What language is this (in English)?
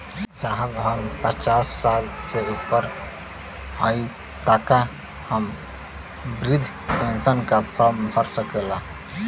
Bhojpuri